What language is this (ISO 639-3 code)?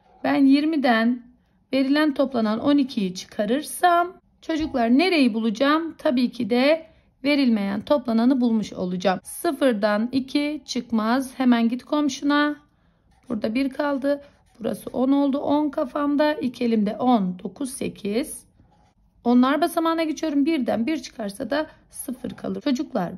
tur